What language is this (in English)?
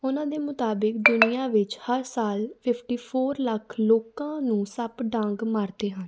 Punjabi